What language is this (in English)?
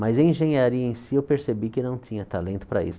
Portuguese